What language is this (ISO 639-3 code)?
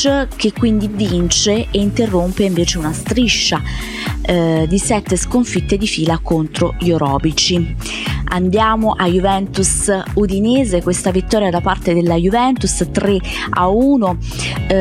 ita